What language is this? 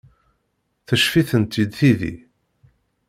Kabyle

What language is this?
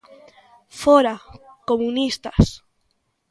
Galician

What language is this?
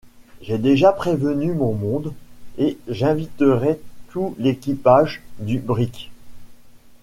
French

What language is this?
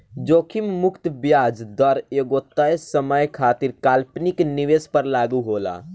Bhojpuri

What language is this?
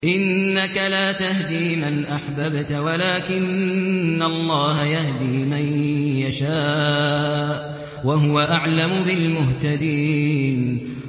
Arabic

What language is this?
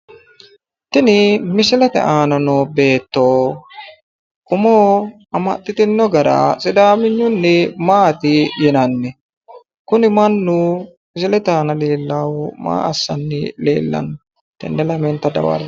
Sidamo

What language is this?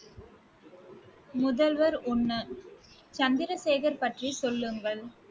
Tamil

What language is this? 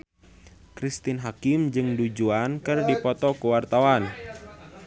Sundanese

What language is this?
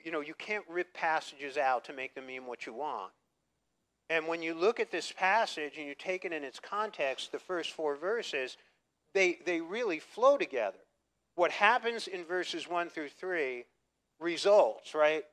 English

